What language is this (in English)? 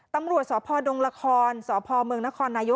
Thai